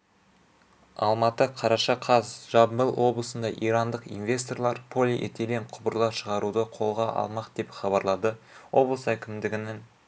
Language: Kazakh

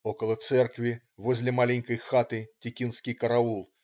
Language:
Russian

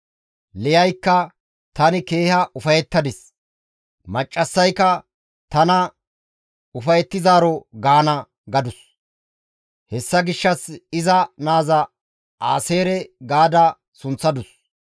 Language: Gamo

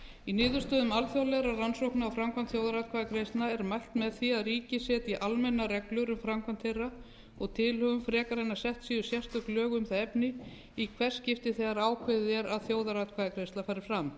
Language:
Icelandic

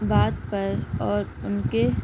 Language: Urdu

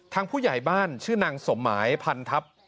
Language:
Thai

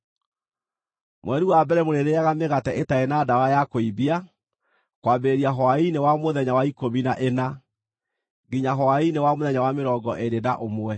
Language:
Kikuyu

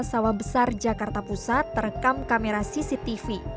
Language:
Indonesian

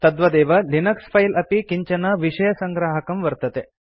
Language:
Sanskrit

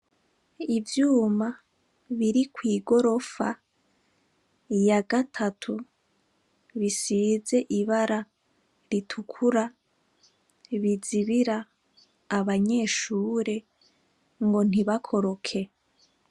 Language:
Rundi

